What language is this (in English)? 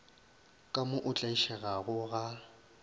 Northern Sotho